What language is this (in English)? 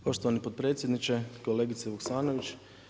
Croatian